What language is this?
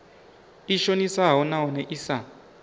Venda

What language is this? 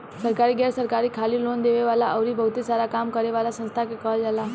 Bhojpuri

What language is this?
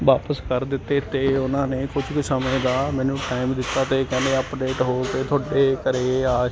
Punjabi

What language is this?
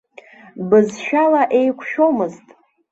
Abkhazian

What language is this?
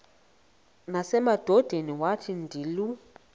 Xhosa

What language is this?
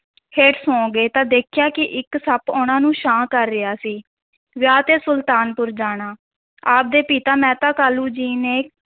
Punjabi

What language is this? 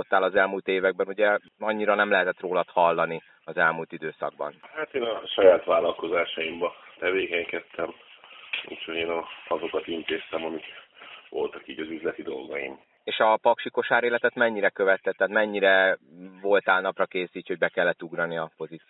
Hungarian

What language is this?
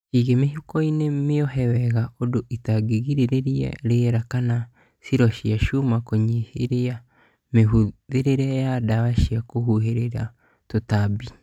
Kikuyu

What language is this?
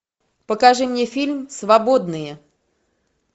Russian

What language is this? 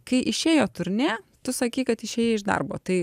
Lithuanian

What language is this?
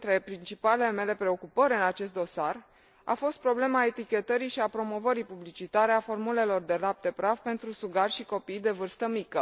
Romanian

